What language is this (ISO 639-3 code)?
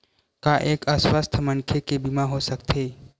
hne